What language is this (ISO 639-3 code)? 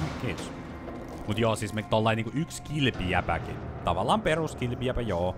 fin